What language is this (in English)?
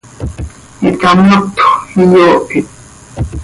Seri